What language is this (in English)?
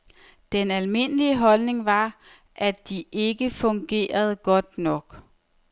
Danish